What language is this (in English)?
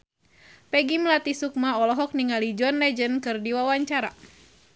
Sundanese